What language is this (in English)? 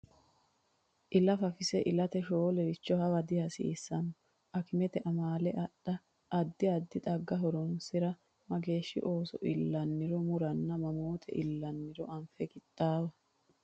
Sidamo